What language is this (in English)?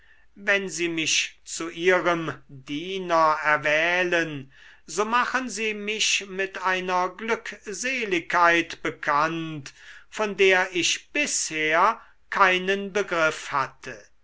German